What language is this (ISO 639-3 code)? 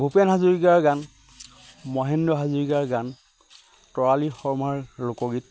asm